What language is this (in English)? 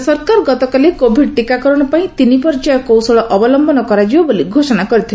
Odia